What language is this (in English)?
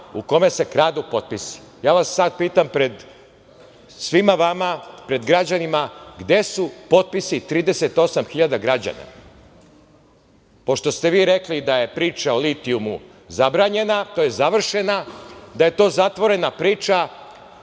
Serbian